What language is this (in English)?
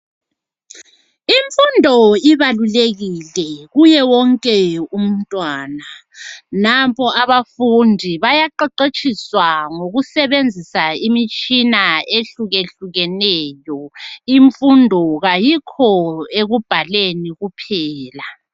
North Ndebele